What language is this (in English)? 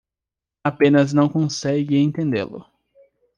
Portuguese